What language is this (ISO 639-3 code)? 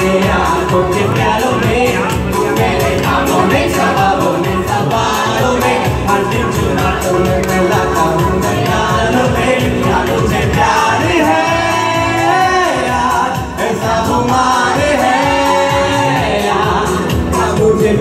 vie